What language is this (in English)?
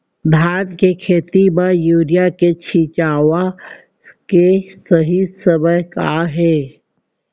Chhattisgarhi